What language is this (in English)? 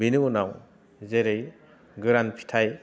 Bodo